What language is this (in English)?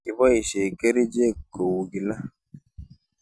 Kalenjin